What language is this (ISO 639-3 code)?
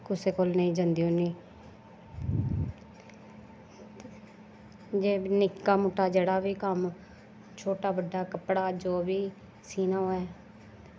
doi